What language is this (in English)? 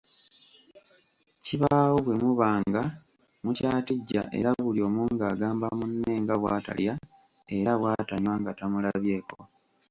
Ganda